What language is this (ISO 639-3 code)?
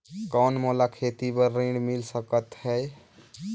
hne